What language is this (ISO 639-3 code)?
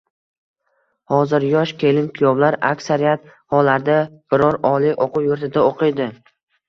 uzb